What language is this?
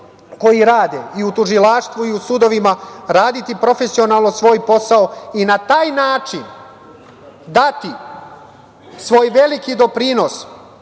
Serbian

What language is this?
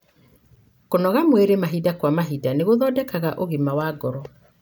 Kikuyu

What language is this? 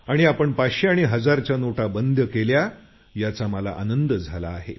Marathi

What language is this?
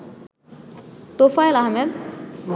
Bangla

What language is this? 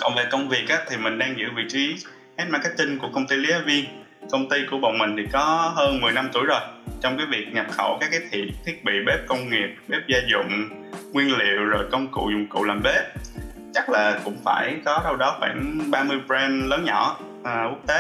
Vietnamese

